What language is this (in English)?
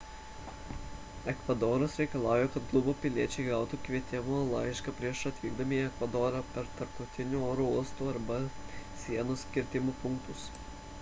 Lithuanian